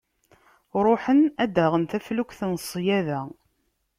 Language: Kabyle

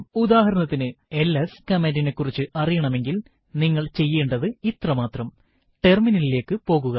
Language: Malayalam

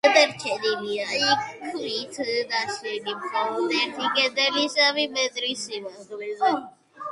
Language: Georgian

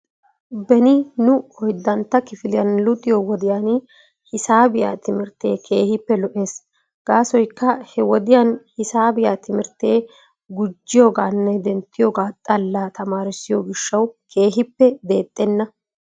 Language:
Wolaytta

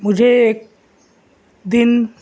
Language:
Urdu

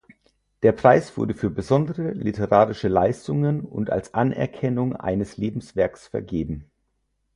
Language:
German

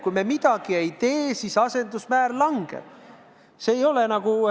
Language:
Estonian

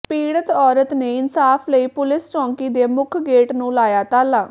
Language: Punjabi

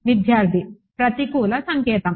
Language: Telugu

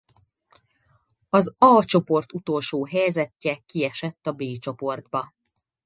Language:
Hungarian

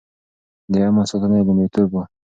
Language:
Pashto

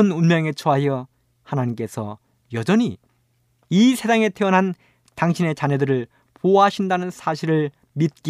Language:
Korean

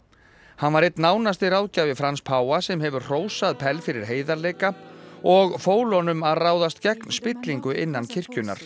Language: Icelandic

